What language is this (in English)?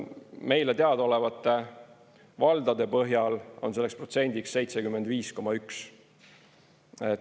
Estonian